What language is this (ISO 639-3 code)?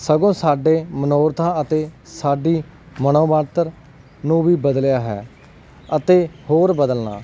pan